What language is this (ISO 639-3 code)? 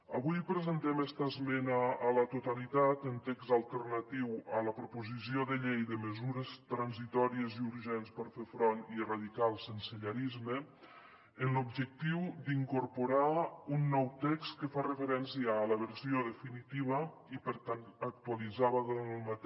cat